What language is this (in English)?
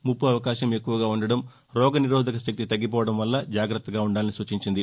Telugu